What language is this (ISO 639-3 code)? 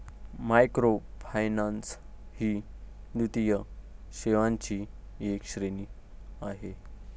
mar